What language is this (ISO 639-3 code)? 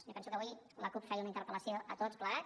cat